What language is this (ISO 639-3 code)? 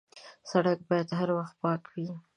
pus